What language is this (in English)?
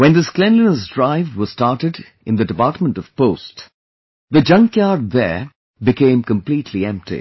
English